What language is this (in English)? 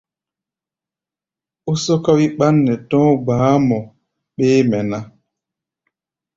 Gbaya